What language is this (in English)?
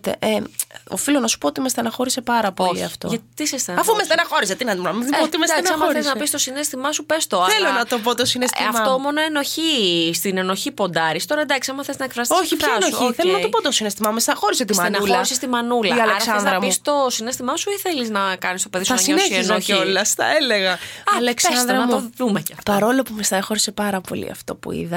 Greek